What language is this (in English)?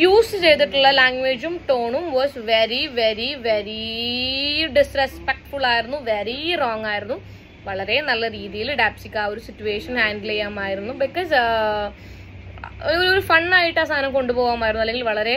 Malayalam